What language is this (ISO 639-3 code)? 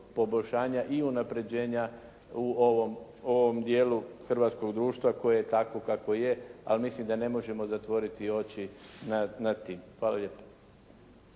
hrv